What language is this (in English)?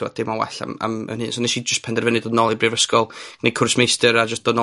Welsh